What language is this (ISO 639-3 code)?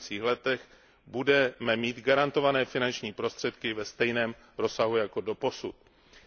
ces